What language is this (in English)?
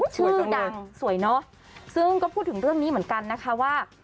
Thai